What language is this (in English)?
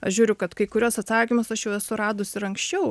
Lithuanian